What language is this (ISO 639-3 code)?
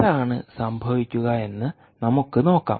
mal